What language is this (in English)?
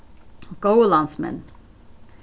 Faroese